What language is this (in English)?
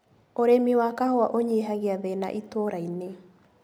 Kikuyu